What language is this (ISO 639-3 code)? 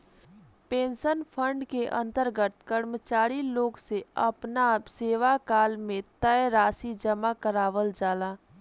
bho